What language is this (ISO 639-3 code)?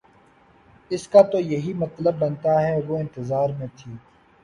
urd